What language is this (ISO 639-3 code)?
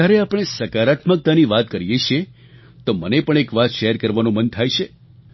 guj